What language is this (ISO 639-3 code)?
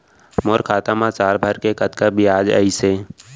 hne